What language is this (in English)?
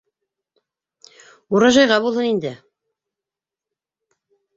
Bashkir